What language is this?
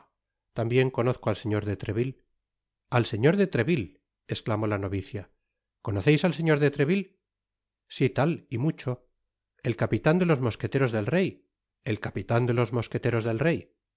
Spanish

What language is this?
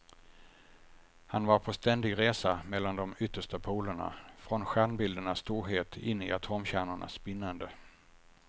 Swedish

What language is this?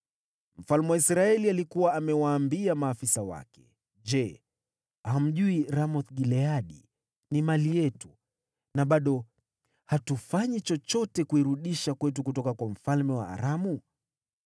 Swahili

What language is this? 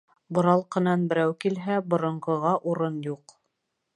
Bashkir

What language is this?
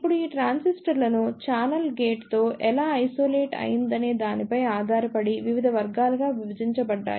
Telugu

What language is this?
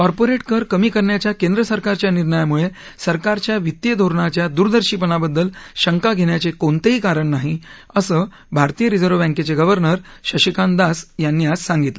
Marathi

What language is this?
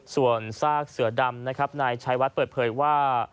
Thai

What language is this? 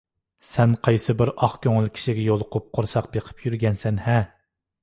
Uyghur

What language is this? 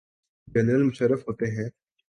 Urdu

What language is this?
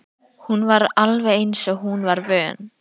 Icelandic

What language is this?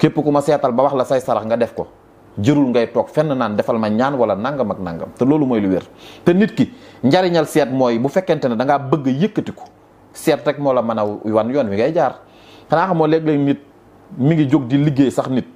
Indonesian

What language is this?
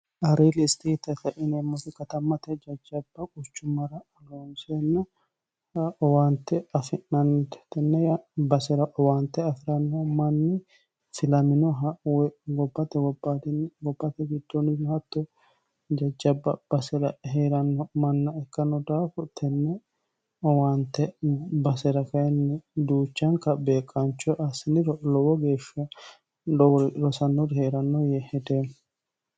Sidamo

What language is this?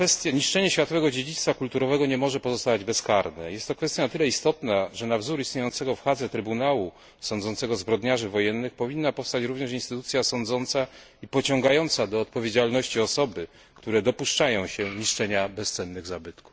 Polish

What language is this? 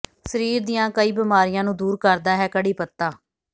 Punjabi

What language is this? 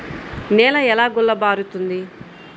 Telugu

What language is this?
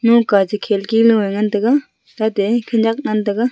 Wancho Naga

